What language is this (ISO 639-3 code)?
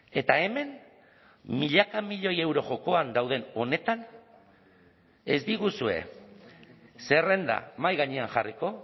eus